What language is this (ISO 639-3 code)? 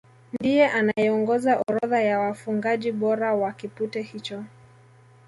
swa